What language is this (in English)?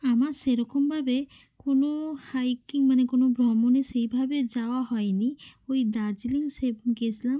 Bangla